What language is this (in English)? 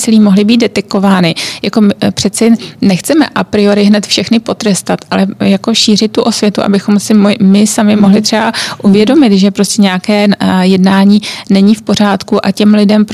Czech